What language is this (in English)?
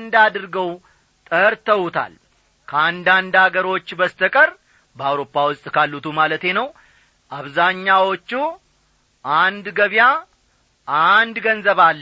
Amharic